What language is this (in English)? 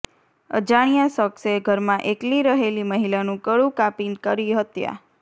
Gujarati